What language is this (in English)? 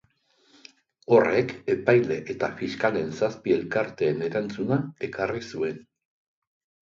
Basque